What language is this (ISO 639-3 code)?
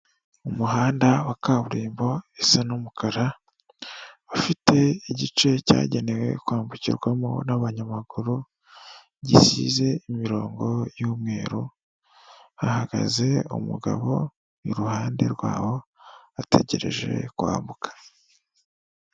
kin